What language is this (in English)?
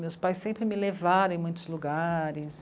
Portuguese